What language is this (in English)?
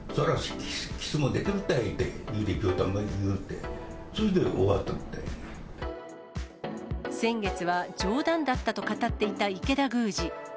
Japanese